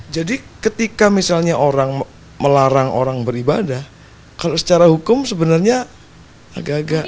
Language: Indonesian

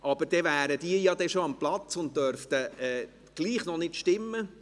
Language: Swiss German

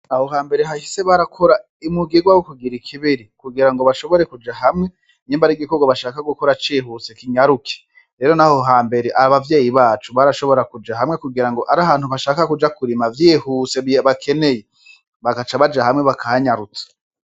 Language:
Rundi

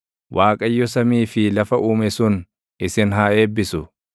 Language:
Oromo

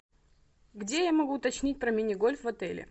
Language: Russian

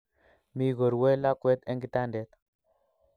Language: Kalenjin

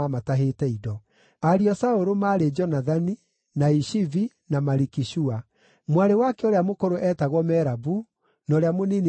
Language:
Kikuyu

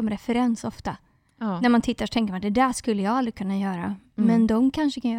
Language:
Swedish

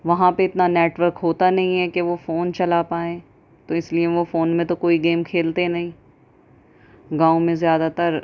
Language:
Urdu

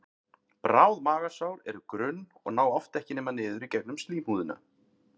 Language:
Icelandic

